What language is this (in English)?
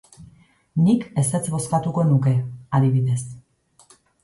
Basque